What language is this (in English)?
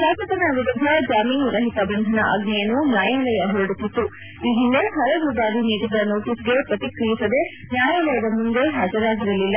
Kannada